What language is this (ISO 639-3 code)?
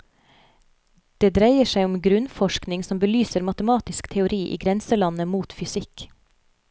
nor